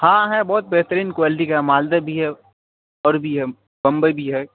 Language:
Urdu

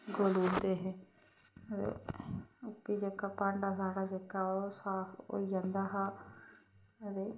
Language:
Dogri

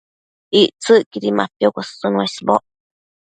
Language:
Matsés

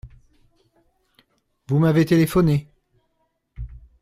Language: French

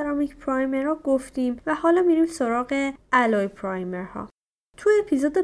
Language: Persian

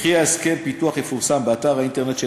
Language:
Hebrew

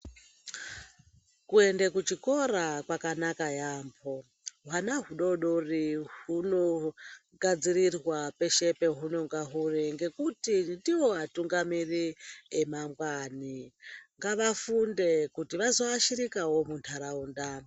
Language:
Ndau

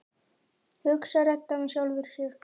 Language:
Icelandic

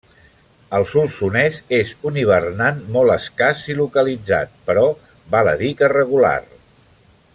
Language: Catalan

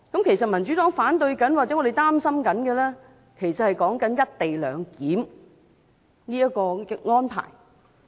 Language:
Cantonese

